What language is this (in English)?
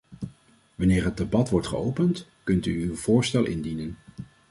Dutch